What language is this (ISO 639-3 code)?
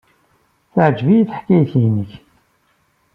kab